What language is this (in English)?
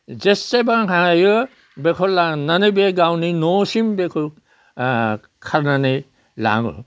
Bodo